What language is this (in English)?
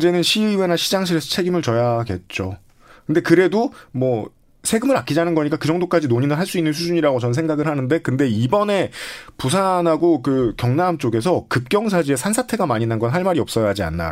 Korean